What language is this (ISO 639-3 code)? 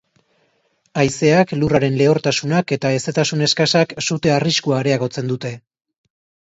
eus